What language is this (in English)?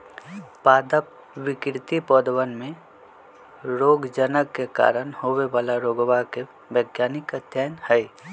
Magahi